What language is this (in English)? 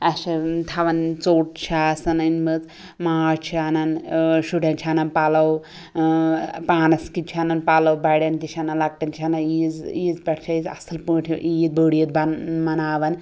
Kashmiri